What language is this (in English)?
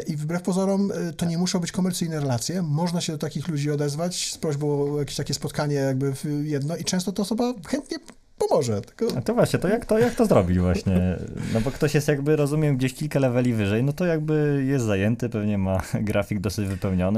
Polish